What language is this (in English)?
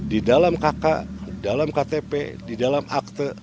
Indonesian